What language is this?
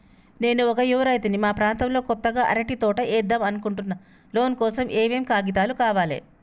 Telugu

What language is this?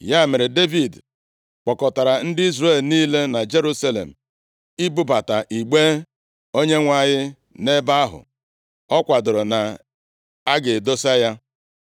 Igbo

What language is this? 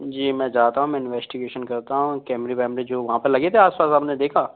Hindi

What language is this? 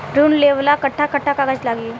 Bhojpuri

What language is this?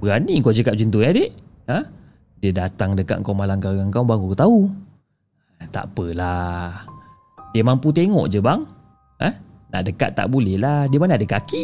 Malay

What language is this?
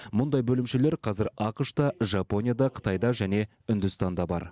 Kazakh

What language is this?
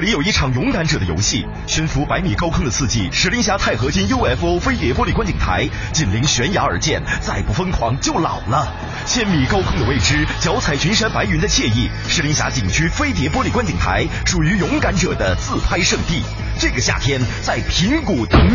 Chinese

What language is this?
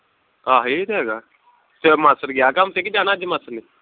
Punjabi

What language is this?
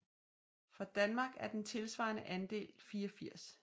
Danish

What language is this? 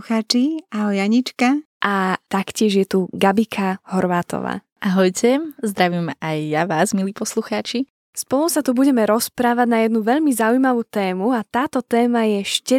Slovak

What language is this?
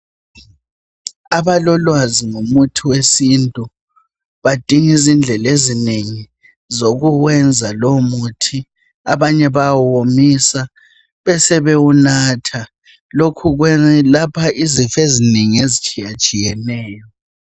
North Ndebele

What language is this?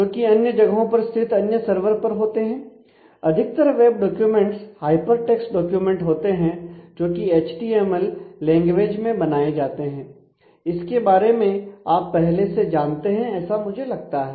Hindi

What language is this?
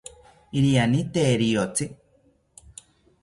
South Ucayali Ashéninka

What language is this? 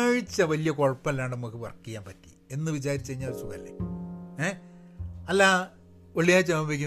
Malayalam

